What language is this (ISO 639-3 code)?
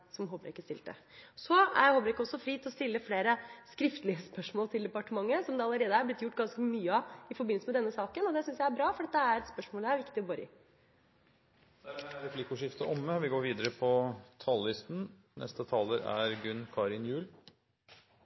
nor